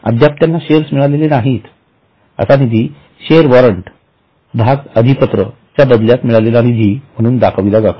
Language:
Marathi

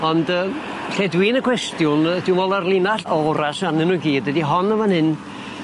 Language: Welsh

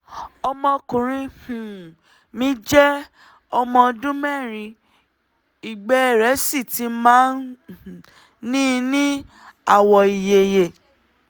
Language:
Yoruba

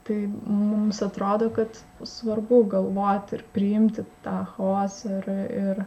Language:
Lithuanian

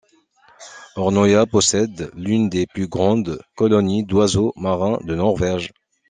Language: French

